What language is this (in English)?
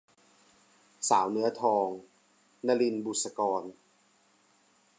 Thai